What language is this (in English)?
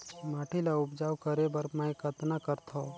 Chhattisgarhi